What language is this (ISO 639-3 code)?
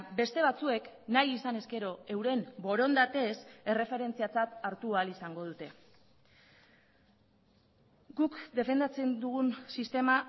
eus